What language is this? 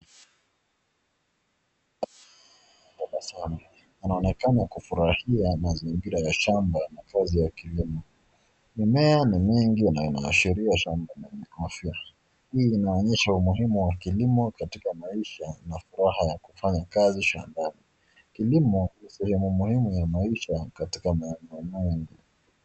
Swahili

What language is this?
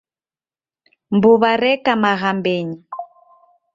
Taita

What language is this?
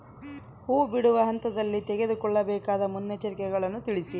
Kannada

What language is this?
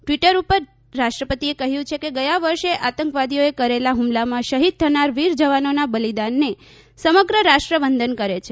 Gujarati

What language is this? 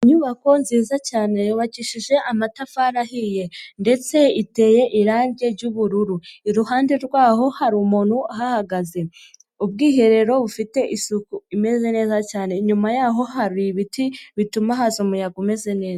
Kinyarwanda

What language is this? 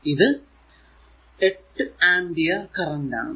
Malayalam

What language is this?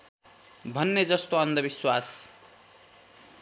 Nepali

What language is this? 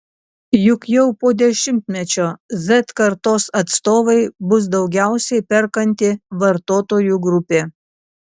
Lithuanian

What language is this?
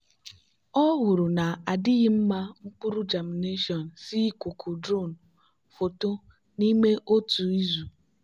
Igbo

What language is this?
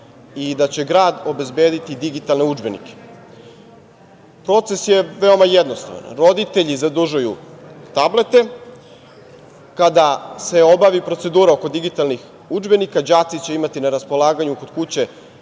Serbian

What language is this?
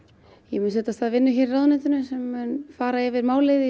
Icelandic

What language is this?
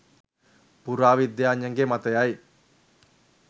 Sinhala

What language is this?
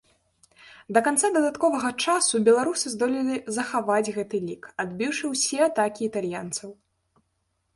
Belarusian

